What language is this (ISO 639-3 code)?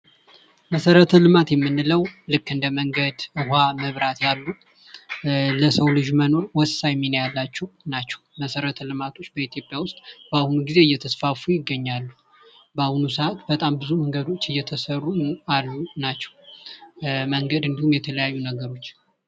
amh